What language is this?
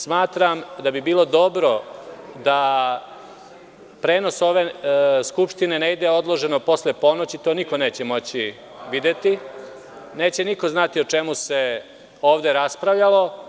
Serbian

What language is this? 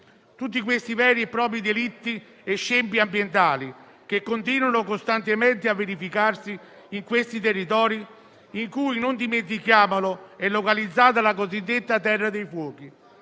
Italian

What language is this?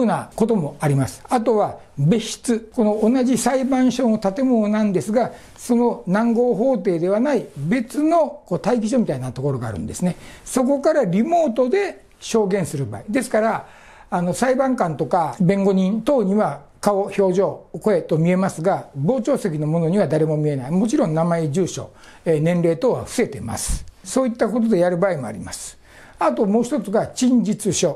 Japanese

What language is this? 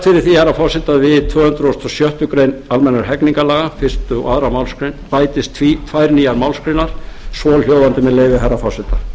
Icelandic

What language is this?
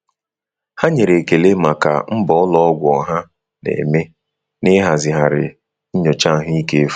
Igbo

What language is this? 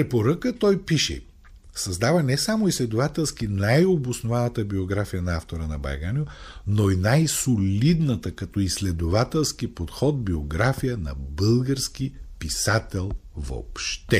Bulgarian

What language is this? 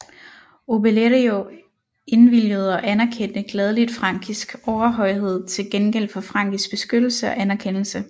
Danish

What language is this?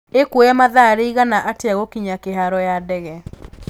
Kikuyu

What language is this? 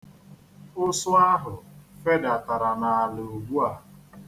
Igbo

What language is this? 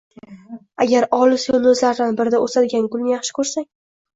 Uzbek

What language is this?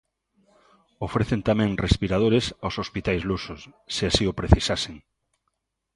Galician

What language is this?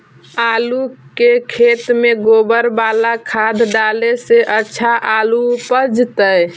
Magahi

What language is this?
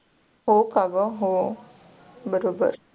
Marathi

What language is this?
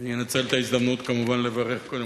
Hebrew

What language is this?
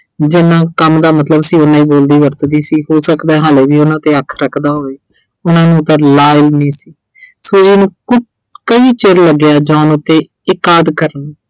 Punjabi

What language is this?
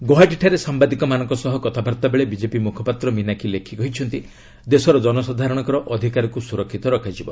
Odia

